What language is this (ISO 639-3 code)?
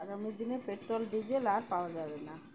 ben